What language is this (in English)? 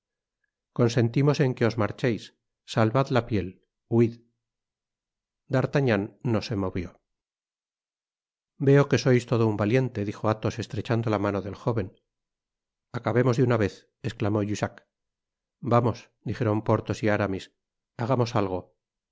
Spanish